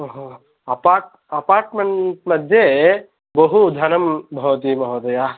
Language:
Sanskrit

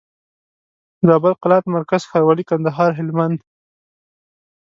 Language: Pashto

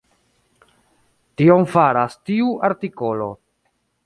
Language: Esperanto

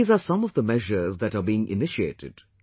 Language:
English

